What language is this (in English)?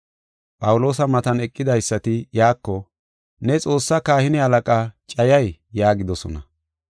Gofa